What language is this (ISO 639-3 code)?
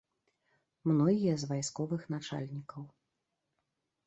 bel